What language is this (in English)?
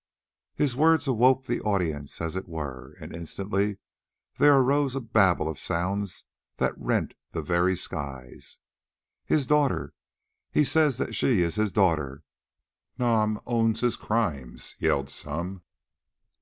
English